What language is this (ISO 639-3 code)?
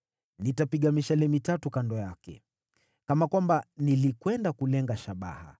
swa